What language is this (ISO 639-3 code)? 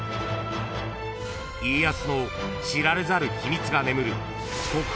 jpn